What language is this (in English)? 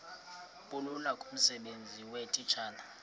Xhosa